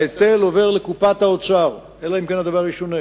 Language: Hebrew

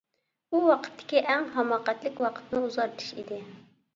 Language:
Uyghur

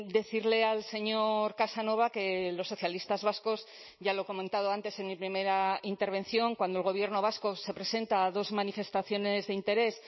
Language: Spanish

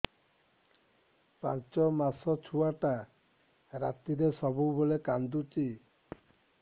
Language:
Odia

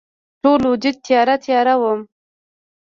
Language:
Pashto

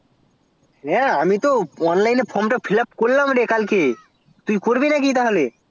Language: Bangla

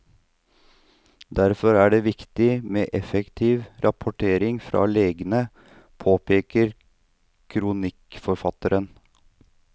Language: Norwegian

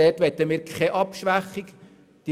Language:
Swiss German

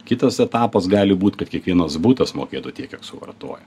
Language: Lithuanian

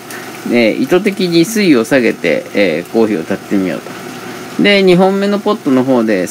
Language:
Japanese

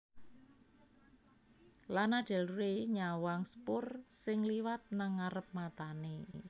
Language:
Javanese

